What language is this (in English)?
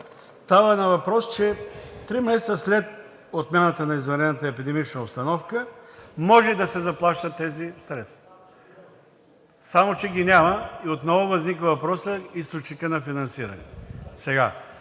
Bulgarian